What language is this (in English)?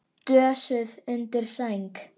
Icelandic